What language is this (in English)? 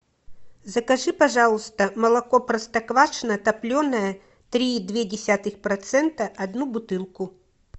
Russian